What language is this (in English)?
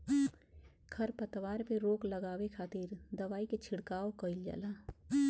Bhojpuri